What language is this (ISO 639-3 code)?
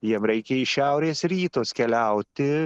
lit